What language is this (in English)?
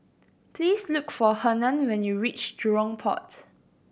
English